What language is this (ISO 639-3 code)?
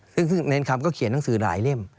tha